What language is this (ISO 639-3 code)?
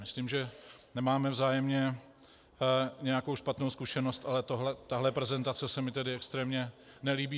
ces